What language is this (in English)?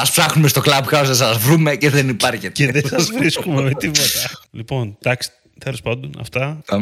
Greek